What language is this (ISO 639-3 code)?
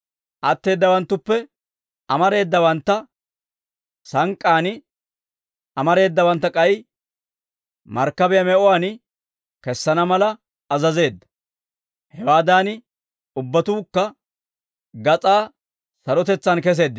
dwr